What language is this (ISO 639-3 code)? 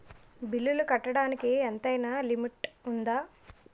tel